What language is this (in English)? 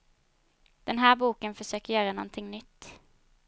Swedish